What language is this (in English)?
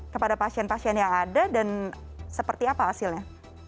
Indonesian